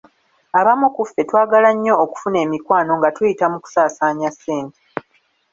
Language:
Ganda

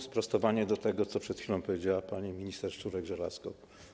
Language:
Polish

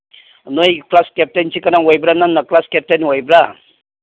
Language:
Manipuri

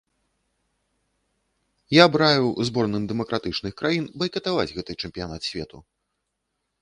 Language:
Belarusian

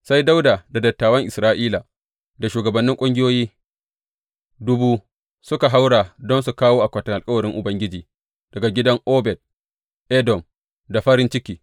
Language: Hausa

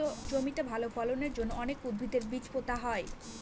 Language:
Bangla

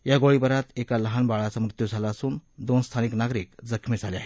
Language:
Marathi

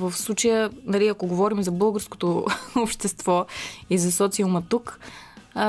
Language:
Bulgarian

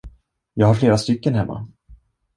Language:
Swedish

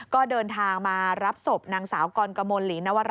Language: Thai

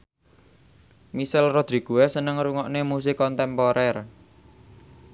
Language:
Javanese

